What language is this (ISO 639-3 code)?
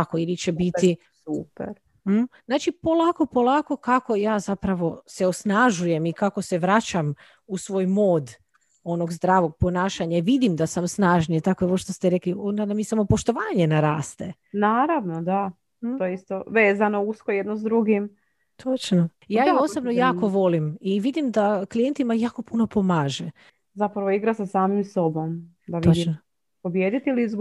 hrv